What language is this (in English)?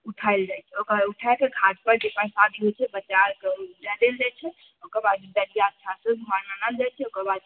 Maithili